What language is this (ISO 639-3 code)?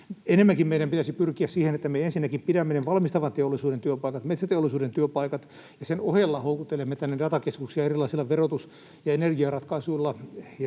fin